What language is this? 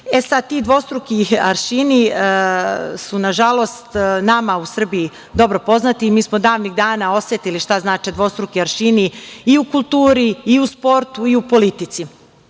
Serbian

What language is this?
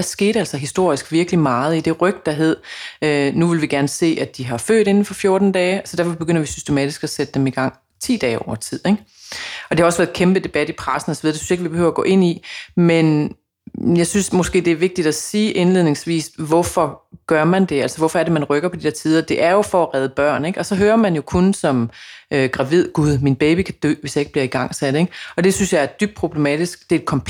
Danish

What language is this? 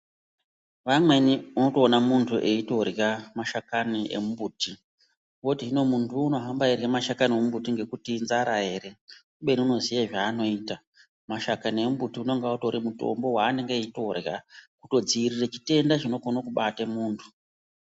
Ndau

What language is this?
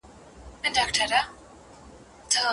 Pashto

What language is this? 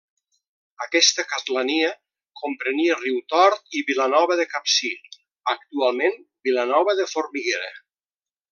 Catalan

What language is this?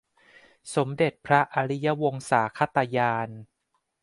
Thai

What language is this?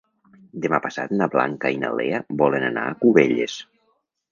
Catalan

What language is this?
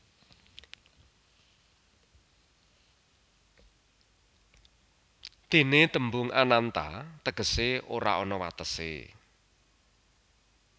Javanese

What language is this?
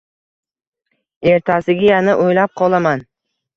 Uzbek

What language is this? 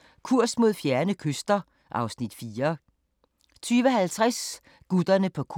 Danish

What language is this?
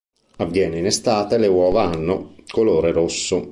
Italian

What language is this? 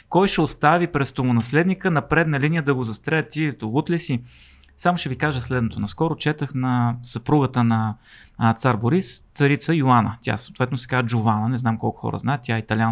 Bulgarian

